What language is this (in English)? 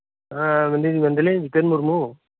Santali